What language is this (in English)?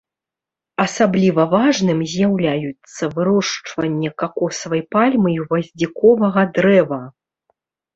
Belarusian